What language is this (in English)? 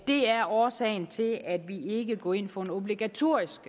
Danish